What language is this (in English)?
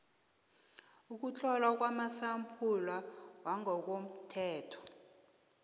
South Ndebele